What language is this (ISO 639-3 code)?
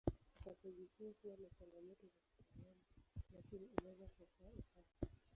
swa